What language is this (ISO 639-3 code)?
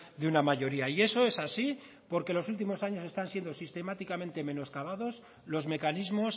spa